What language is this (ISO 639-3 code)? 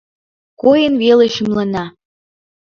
chm